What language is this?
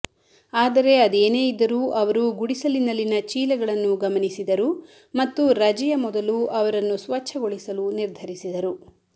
Kannada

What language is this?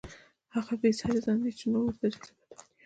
Pashto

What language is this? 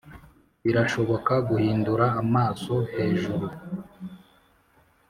Kinyarwanda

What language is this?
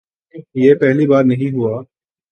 Urdu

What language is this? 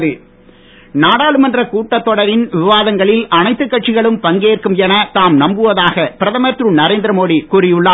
Tamil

